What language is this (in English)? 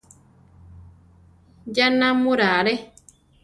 Central Tarahumara